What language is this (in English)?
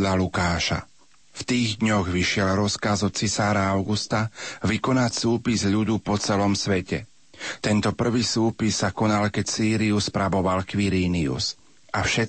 Slovak